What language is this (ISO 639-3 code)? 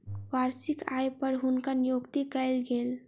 mai